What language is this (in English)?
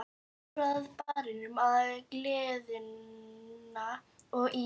Icelandic